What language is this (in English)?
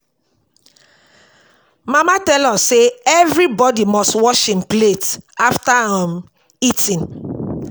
Nigerian Pidgin